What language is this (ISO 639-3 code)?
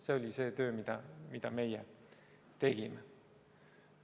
est